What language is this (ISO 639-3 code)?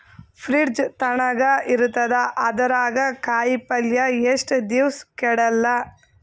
kan